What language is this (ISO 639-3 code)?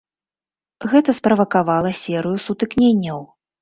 bel